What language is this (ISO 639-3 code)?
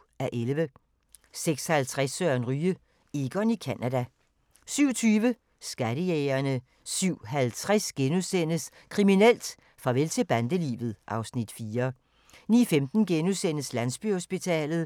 dan